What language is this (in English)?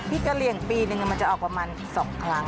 Thai